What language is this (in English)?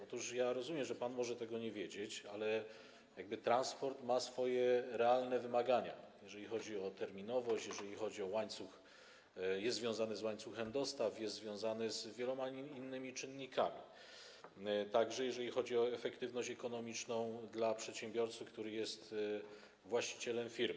Polish